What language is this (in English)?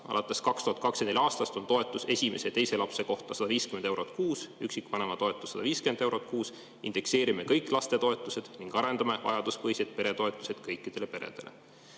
Estonian